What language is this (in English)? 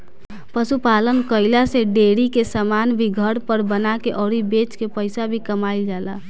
Bhojpuri